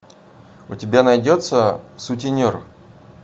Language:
Russian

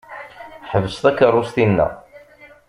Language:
Kabyle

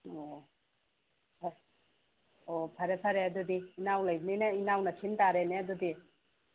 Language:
Manipuri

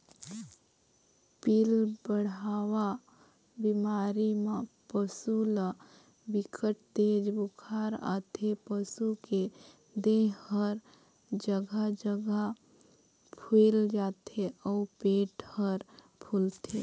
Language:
Chhattisgarhi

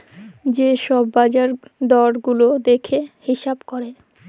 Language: Bangla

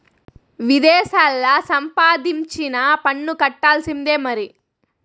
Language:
Telugu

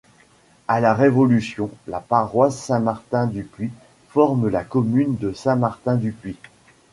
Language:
French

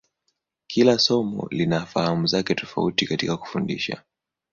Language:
Swahili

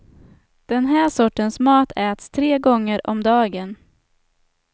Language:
Swedish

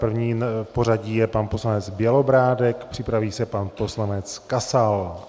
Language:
Czech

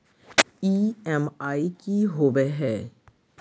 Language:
Magahi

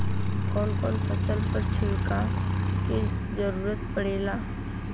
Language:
Bhojpuri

